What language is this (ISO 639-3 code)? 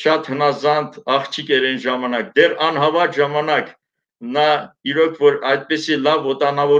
tur